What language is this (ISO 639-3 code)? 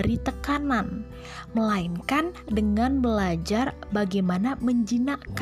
ind